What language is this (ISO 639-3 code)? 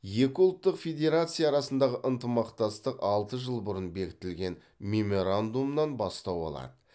kaz